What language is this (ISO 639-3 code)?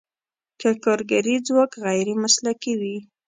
pus